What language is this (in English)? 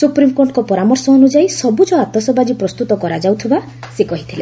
Odia